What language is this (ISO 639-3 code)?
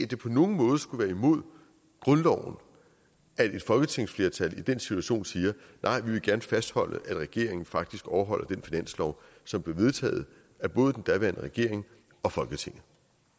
dan